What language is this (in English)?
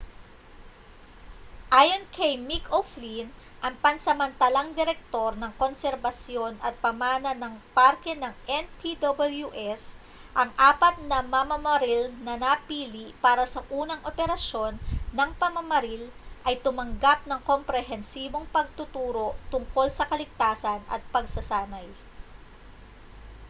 Filipino